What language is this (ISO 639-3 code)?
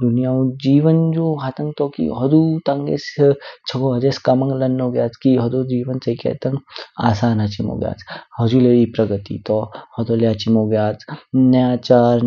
kfk